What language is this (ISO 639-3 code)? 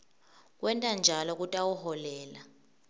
ssw